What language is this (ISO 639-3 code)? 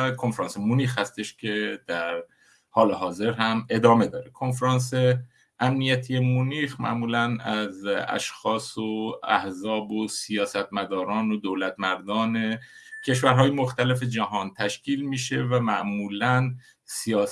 fas